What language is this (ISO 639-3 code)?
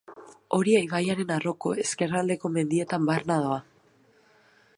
eus